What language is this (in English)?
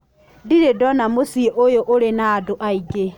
Kikuyu